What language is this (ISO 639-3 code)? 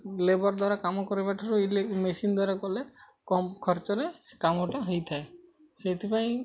ori